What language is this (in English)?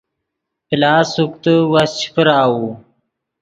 Yidgha